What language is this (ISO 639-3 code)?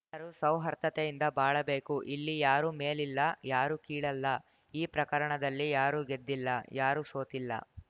kan